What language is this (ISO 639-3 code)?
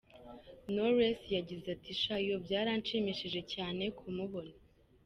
kin